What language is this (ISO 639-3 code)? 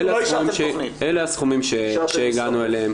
heb